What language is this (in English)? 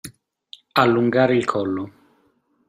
Italian